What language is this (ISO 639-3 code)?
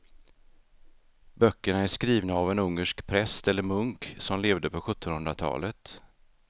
swe